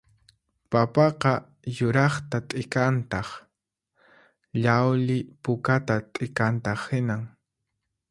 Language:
Puno Quechua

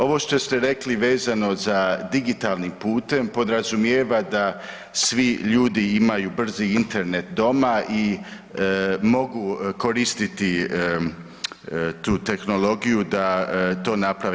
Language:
Croatian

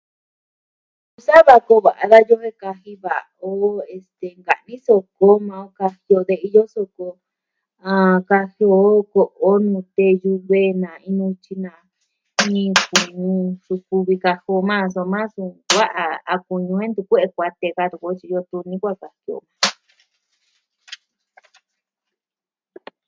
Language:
Southwestern Tlaxiaco Mixtec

